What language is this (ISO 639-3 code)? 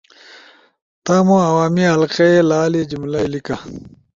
ush